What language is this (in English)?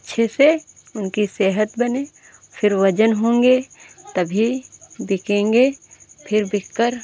Hindi